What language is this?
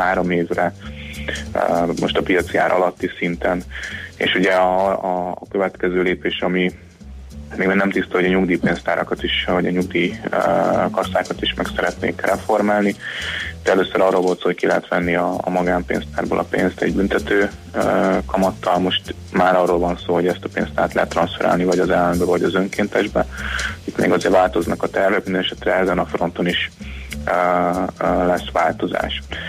Hungarian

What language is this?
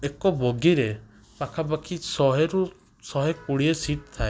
Odia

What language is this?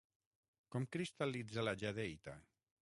Catalan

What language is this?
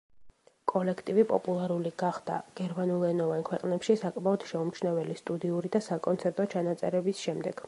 Georgian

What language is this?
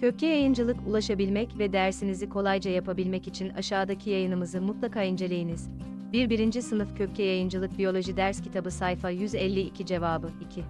Turkish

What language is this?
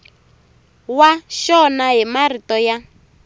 Tsonga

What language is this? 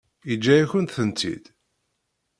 Kabyle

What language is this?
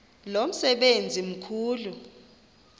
Xhosa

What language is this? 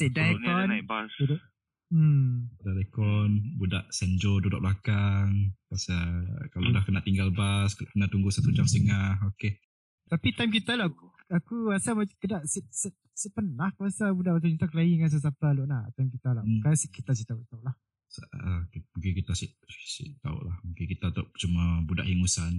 Malay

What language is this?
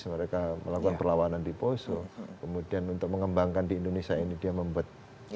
Indonesian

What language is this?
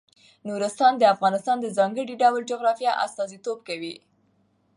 Pashto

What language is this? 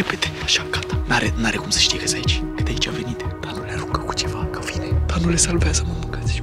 Romanian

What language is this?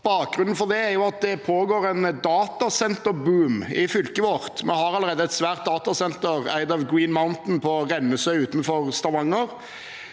Norwegian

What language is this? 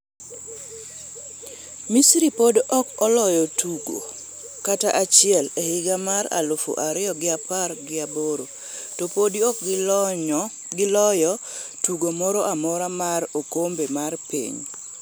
Luo (Kenya and Tanzania)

